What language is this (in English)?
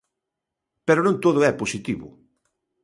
Galician